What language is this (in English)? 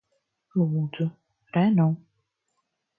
Latvian